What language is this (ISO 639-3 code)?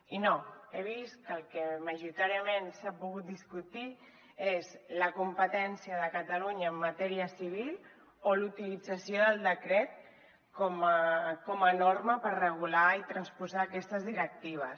cat